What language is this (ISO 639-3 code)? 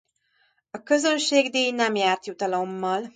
hun